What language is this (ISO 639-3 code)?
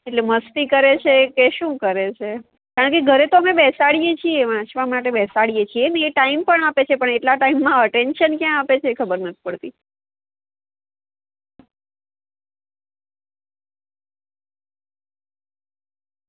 guj